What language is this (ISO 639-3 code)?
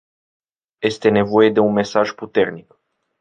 ron